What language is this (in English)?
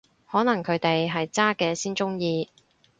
Cantonese